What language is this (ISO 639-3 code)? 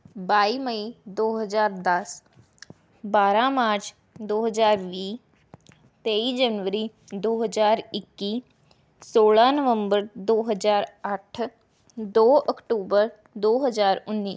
pan